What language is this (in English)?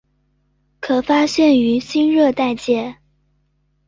Chinese